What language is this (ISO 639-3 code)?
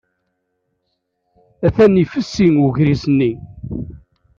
kab